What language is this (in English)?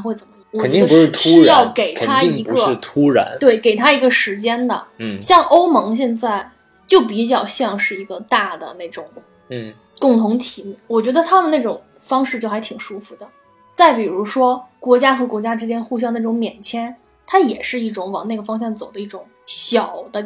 Chinese